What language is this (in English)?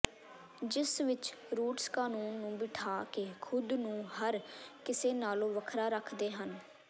Punjabi